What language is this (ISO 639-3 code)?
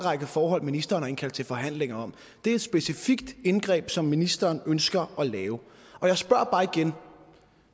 dan